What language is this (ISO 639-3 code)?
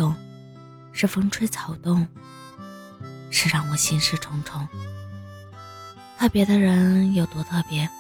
zho